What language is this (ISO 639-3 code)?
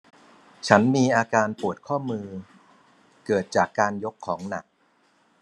tha